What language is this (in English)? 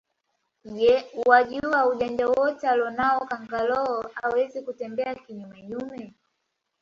Swahili